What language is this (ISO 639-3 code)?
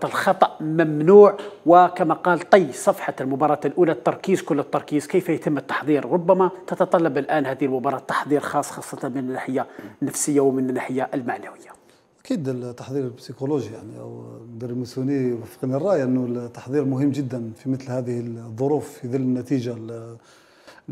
ara